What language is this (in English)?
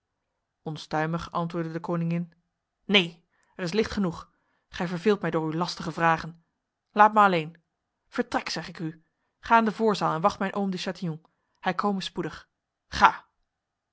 Dutch